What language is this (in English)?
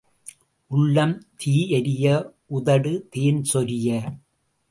Tamil